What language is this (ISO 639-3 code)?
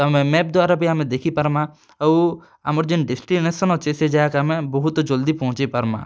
ori